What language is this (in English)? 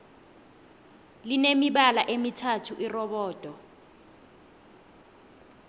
South Ndebele